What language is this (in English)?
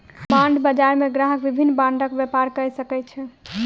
Maithili